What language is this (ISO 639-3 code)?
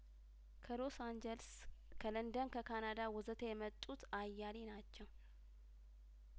amh